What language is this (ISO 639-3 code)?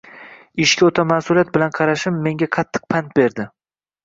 uzb